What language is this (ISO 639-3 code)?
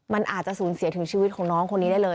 tha